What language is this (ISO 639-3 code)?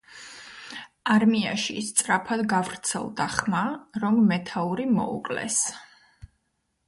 kat